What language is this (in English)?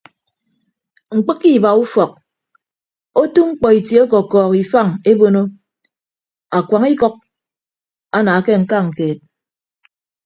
Ibibio